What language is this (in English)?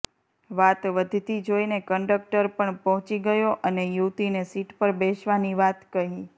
Gujarati